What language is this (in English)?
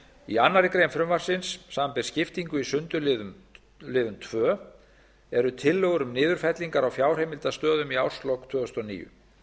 Icelandic